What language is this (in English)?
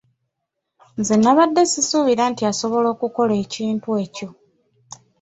Ganda